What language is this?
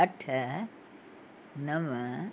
Sindhi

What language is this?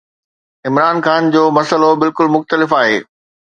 Sindhi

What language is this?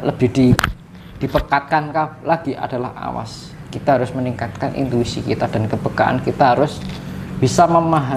Indonesian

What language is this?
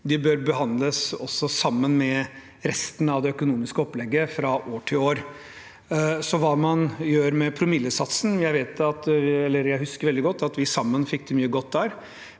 Norwegian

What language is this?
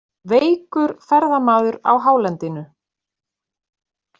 Icelandic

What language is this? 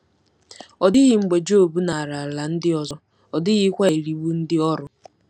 Igbo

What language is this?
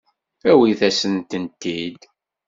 Kabyle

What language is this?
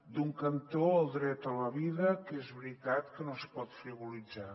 Catalan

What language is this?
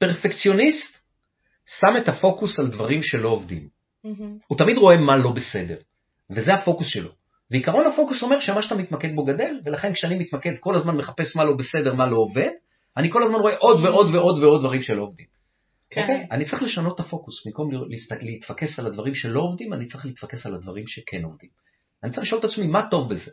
Hebrew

